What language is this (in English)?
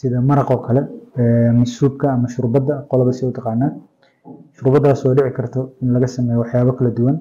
Arabic